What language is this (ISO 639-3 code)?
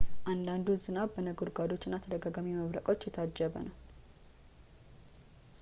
amh